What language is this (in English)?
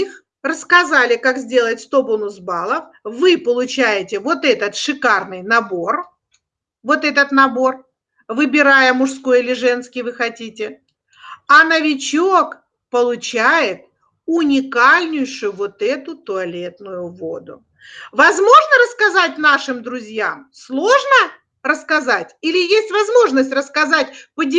Russian